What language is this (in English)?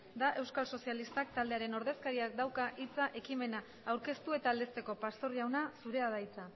Basque